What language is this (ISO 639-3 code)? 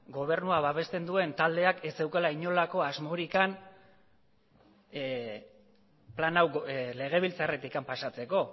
eus